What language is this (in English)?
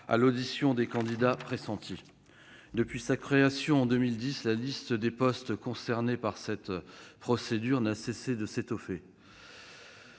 French